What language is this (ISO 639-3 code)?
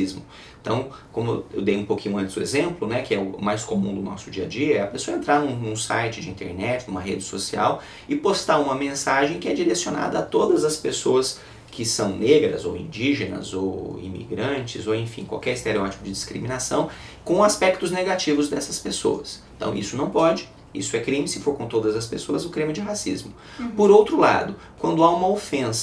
por